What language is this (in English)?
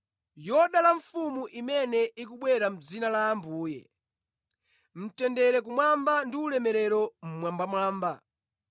Nyanja